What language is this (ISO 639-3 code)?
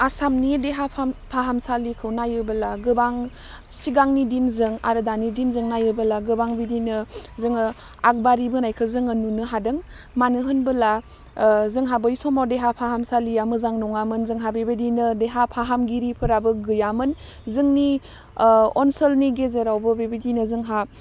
brx